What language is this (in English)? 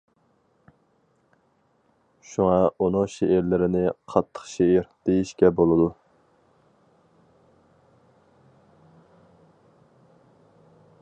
Uyghur